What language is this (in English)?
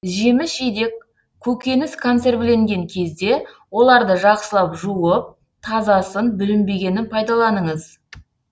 Kazakh